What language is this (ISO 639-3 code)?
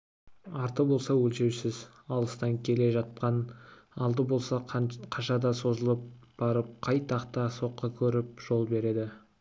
kaz